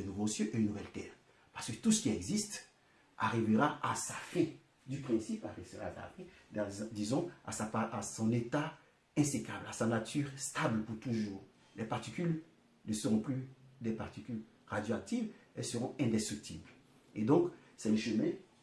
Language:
French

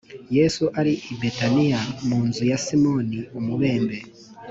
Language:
Kinyarwanda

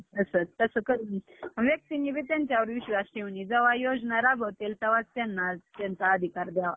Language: Marathi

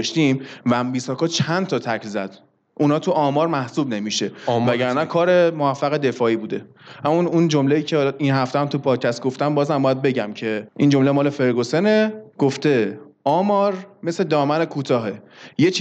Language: Persian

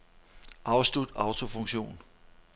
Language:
Danish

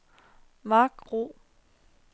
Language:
Danish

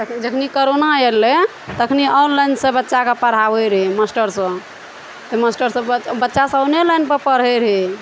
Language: Maithili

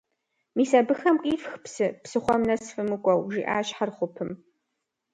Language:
Kabardian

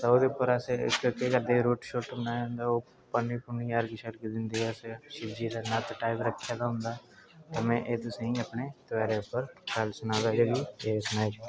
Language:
Dogri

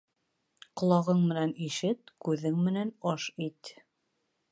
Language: Bashkir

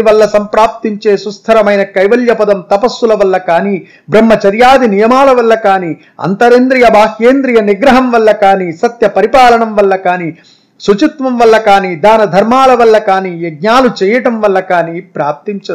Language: Telugu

